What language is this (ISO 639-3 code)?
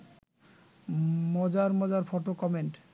ben